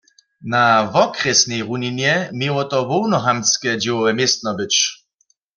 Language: Upper Sorbian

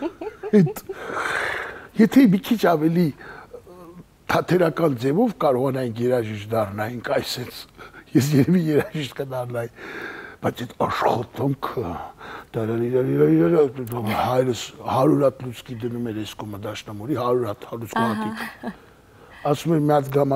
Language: Romanian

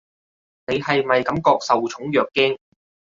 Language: Cantonese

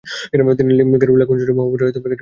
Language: Bangla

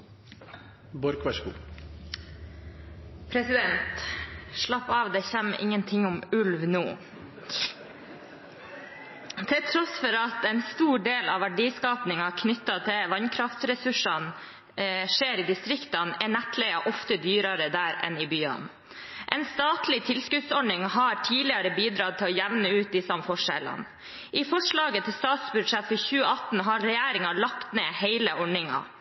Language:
Norwegian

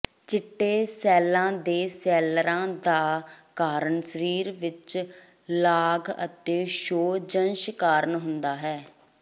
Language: Punjabi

